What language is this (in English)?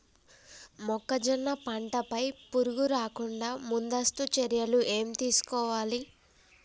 Telugu